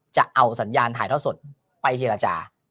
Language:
Thai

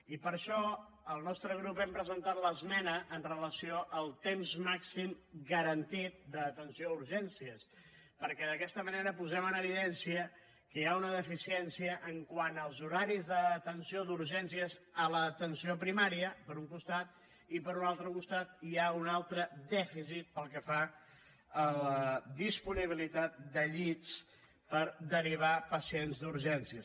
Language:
Catalan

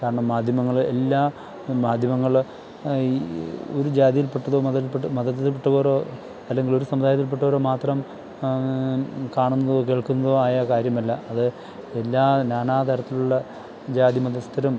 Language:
Malayalam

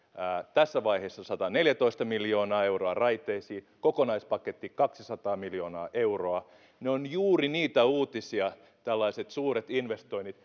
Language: Finnish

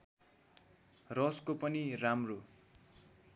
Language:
Nepali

